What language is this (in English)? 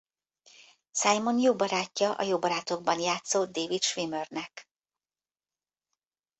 Hungarian